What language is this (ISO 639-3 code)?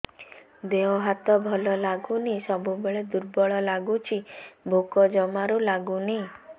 ori